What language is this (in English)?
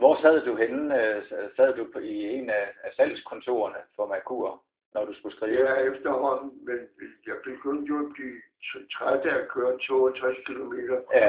Danish